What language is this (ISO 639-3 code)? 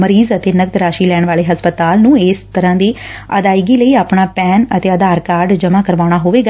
pan